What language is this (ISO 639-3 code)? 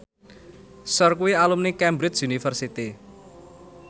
jav